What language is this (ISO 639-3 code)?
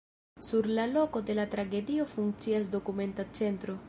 epo